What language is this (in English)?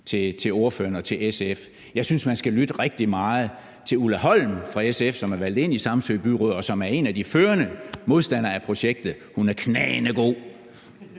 Danish